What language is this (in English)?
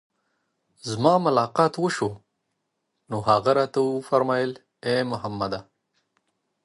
Pashto